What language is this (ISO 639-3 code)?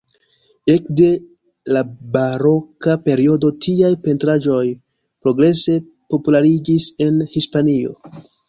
epo